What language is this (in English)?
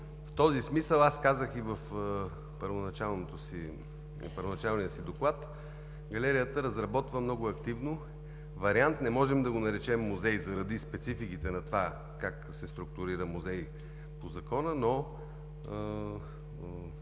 Bulgarian